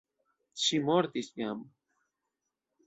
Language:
Esperanto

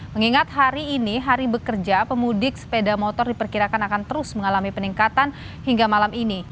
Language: Indonesian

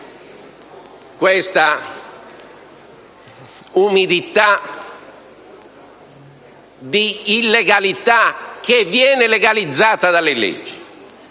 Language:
Italian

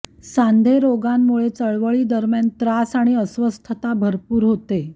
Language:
Marathi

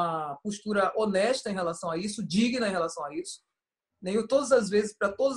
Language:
Portuguese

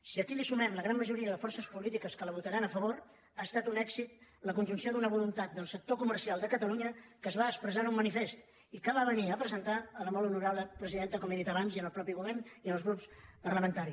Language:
Catalan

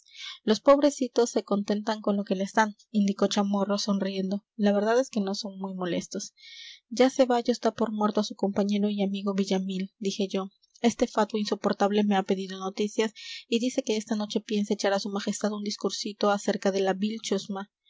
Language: Spanish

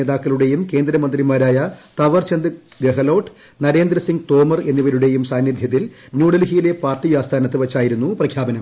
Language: Malayalam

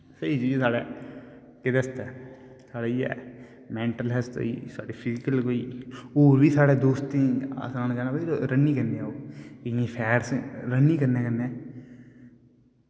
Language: Dogri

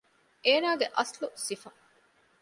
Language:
Divehi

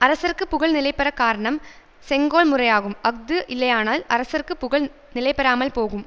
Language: Tamil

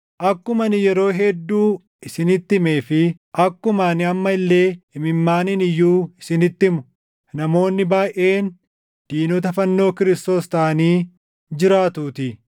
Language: Oromo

